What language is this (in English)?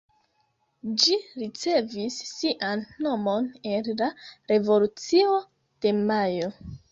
Esperanto